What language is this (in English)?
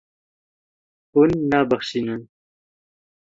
Kurdish